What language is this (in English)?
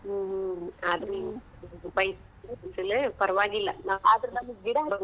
Kannada